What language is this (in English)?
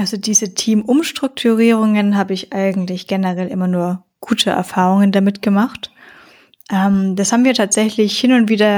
German